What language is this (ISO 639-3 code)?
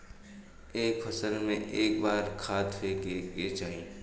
bho